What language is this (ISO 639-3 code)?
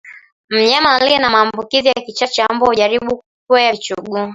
swa